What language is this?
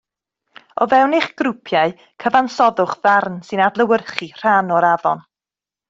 Welsh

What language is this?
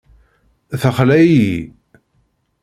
Kabyle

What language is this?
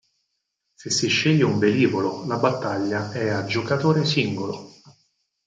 Italian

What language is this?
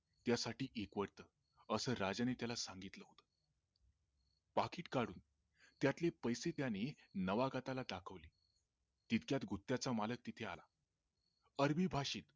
Marathi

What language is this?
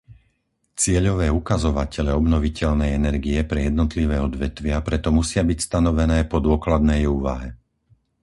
Slovak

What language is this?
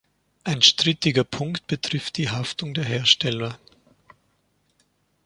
German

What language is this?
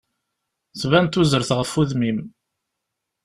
Kabyle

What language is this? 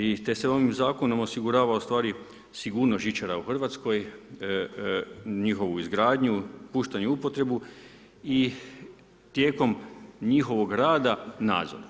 Croatian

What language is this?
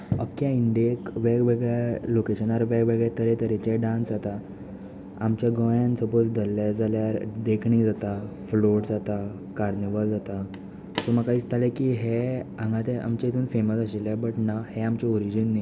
Konkani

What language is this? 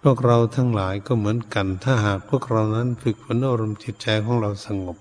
Thai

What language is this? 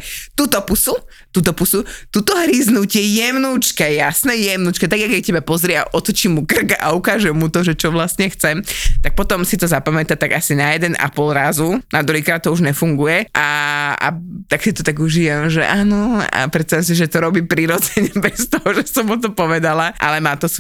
Slovak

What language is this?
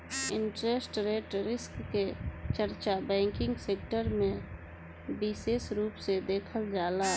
Bhojpuri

